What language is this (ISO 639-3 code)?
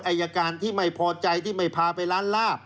tha